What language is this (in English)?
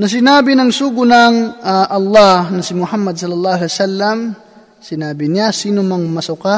Filipino